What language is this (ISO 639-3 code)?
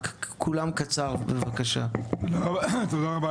heb